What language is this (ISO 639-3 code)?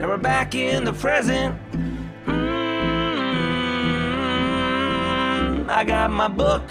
eng